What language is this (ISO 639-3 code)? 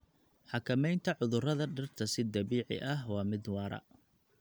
som